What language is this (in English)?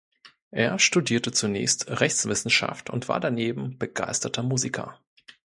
German